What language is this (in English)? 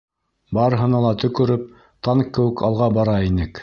Bashkir